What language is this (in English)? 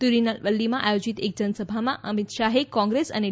Gujarati